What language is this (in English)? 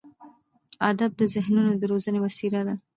Pashto